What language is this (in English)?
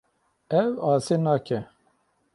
Kurdish